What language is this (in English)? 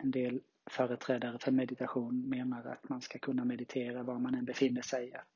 Swedish